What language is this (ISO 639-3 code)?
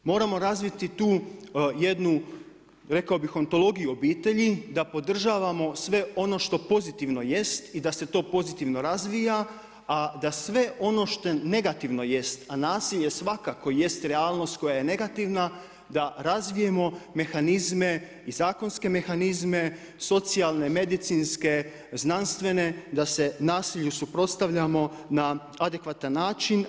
hrv